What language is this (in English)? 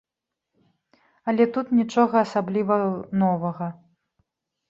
Belarusian